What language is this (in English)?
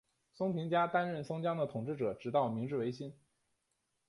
Chinese